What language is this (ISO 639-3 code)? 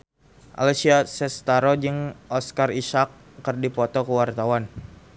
sun